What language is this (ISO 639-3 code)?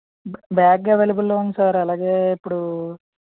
tel